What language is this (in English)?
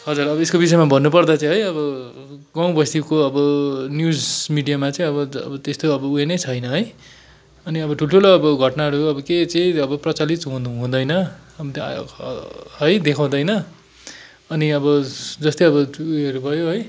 Nepali